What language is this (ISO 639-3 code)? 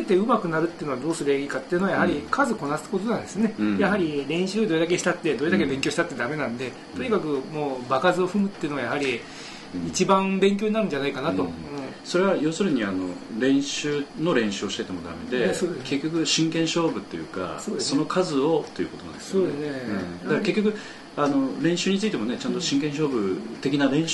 jpn